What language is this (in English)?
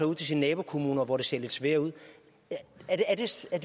Danish